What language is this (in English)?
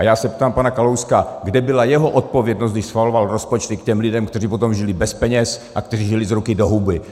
Czech